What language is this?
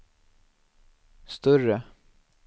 Swedish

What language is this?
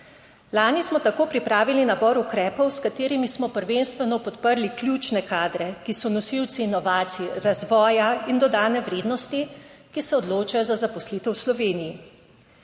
Slovenian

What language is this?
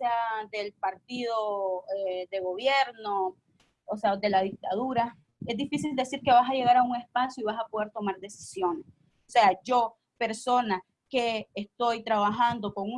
Spanish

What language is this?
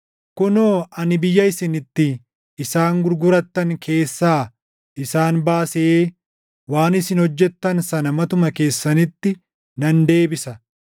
Oromo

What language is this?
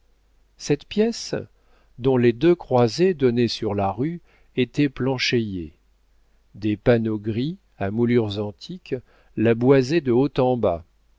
French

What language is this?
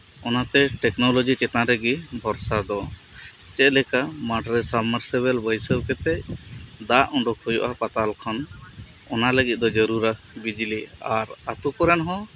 Santali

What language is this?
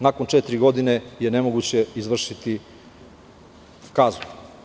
Serbian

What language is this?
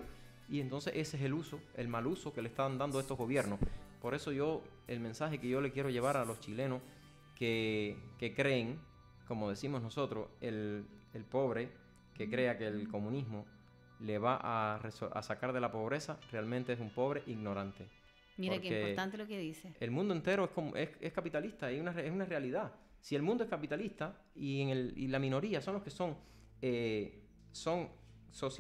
Spanish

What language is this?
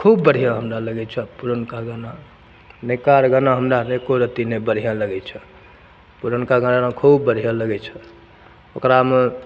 Maithili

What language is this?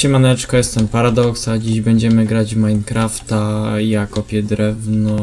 Polish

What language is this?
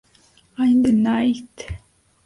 Spanish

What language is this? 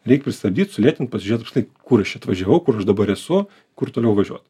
Lithuanian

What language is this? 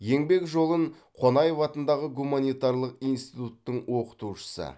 Kazakh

